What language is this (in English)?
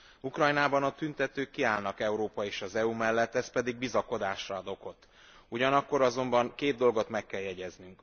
Hungarian